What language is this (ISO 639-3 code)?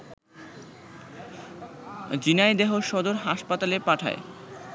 ben